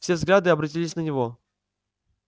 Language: Russian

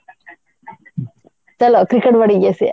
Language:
Odia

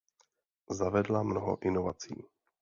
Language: Czech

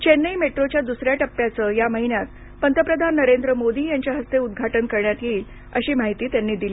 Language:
Marathi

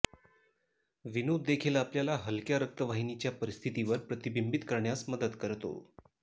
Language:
Marathi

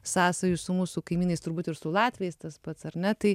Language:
Lithuanian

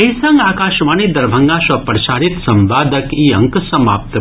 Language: Maithili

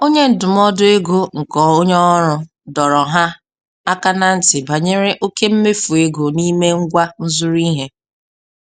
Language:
Igbo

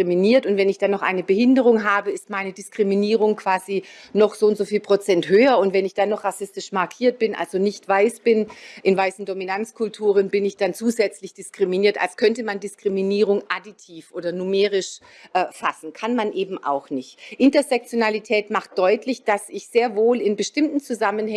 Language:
German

